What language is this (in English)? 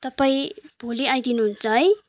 Nepali